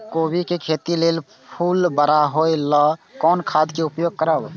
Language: Maithili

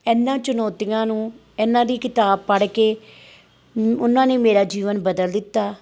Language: Punjabi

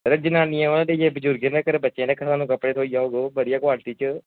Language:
Dogri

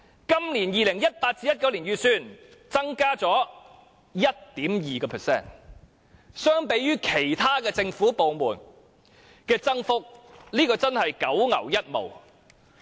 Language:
Cantonese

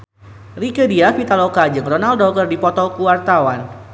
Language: Sundanese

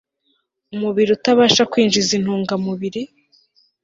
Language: Kinyarwanda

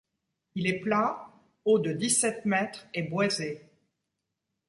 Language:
French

